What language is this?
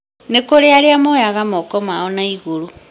Kikuyu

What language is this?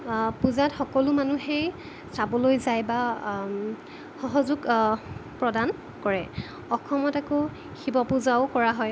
Assamese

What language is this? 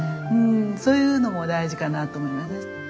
Japanese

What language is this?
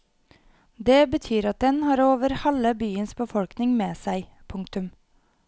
Norwegian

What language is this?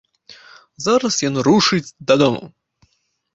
Belarusian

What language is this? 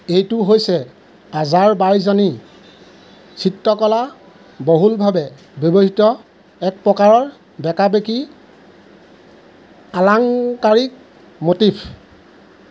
Assamese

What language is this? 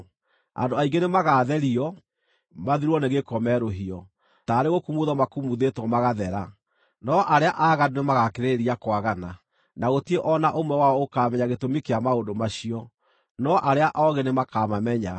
Kikuyu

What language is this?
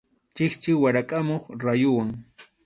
Arequipa-La Unión Quechua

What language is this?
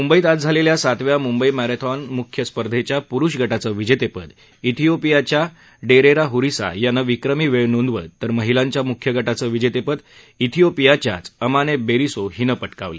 Marathi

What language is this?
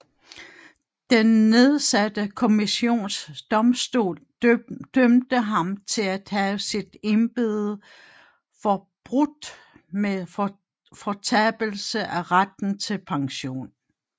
Danish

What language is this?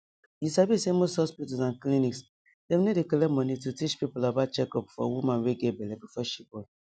Nigerian Pidgin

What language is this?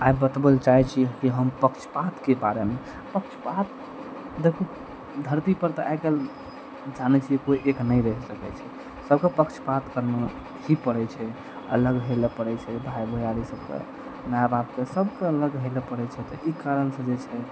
Maithili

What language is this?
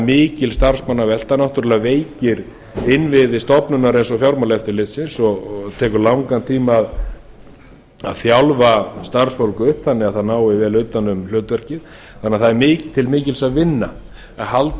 Icelandic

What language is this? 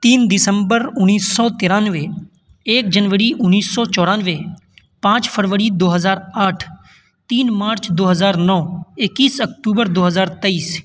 Urdu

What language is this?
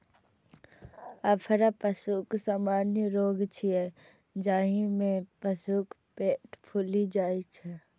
Maithili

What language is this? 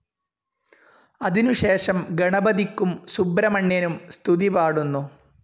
Malayalam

